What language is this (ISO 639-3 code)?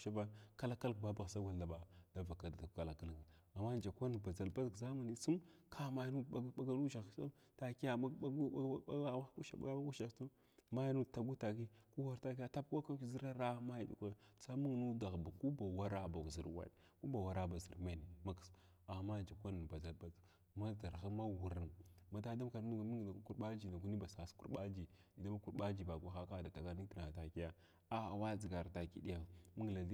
glw